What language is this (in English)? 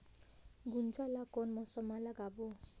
Chhattisgarhi